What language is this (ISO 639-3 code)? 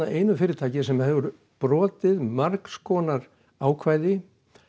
isl